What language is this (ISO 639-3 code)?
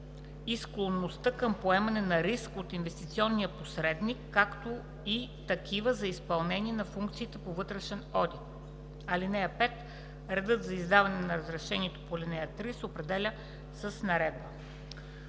bul